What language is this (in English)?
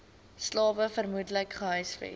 Afrikaans